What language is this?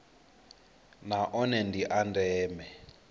Venda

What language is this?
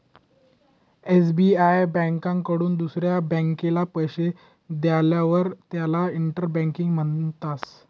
Marathi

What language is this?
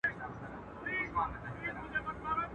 Pashto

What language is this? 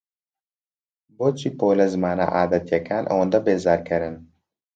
Central Kurdish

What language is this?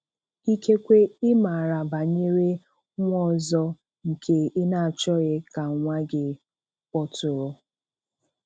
Igbo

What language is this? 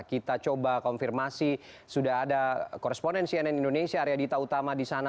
Indonesian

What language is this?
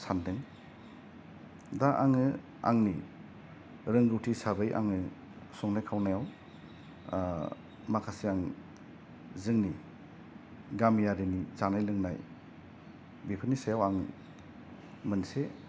Bodo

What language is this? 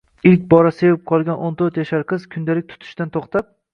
Uzbek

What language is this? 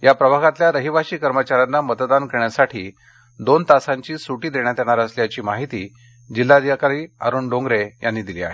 Marathi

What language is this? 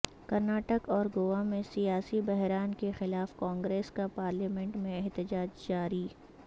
Urdu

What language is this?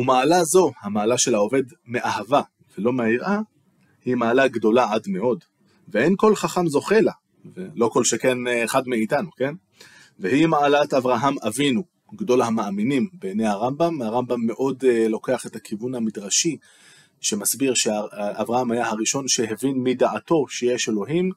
Hebrew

